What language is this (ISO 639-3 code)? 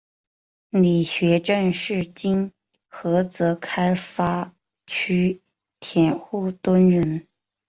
zho